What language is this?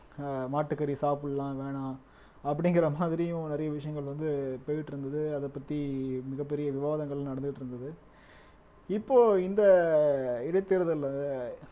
Tamil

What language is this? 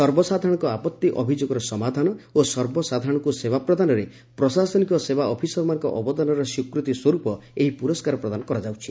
Odia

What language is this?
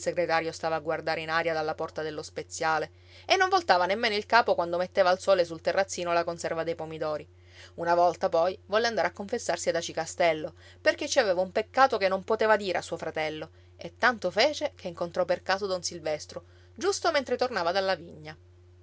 Italian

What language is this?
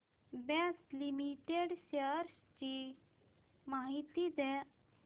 Marathi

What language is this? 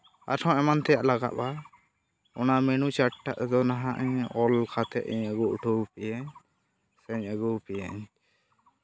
Santali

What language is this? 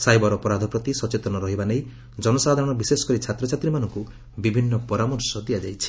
Odia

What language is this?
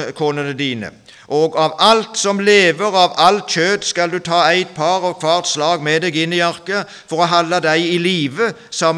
Norwegian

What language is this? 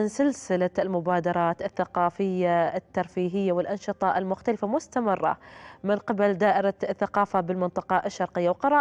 Arabic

